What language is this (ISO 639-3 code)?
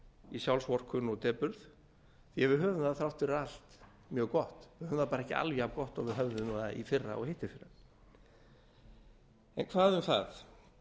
isl